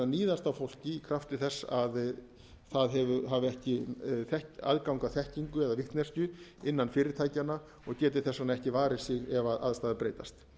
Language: Icelandic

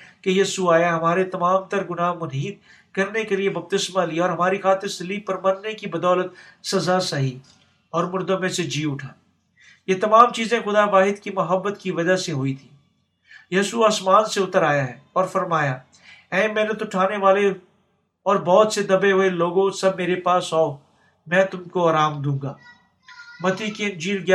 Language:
Urdu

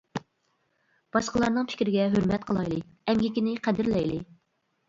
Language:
Uyghur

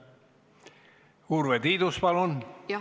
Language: Estonian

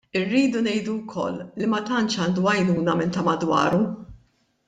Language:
Maltese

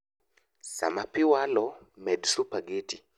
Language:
Luo (Kenya and Tanzania)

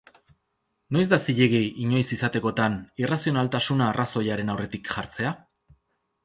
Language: Basque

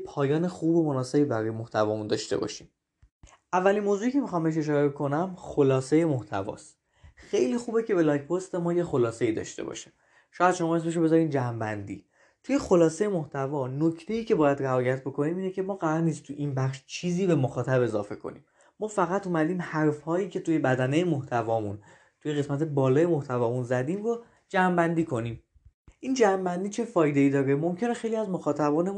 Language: Persian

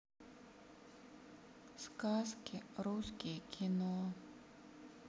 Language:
Russian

